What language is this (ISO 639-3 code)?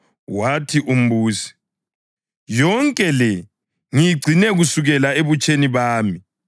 nde